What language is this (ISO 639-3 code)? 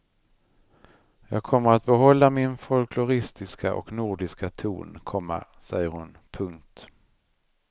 swe